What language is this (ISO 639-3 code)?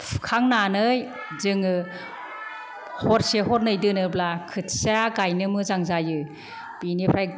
brx